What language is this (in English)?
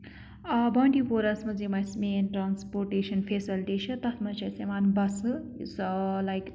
Kashmiri